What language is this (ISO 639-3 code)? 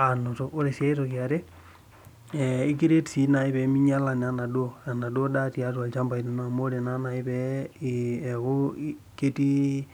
mas